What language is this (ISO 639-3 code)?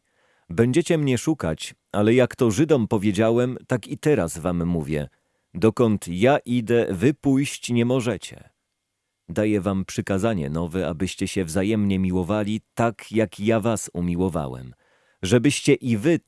pol